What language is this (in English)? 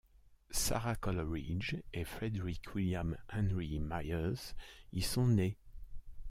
French